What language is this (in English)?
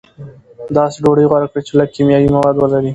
Pashto